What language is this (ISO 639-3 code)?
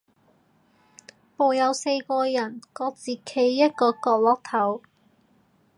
yue